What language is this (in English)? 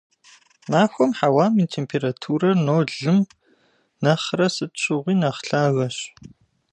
Kabardian